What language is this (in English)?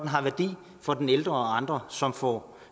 Danish